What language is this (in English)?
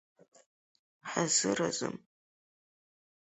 Abkhazian